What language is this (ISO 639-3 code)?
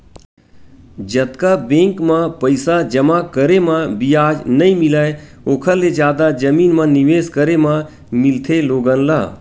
hne